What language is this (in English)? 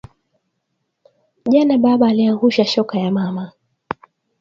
Swahili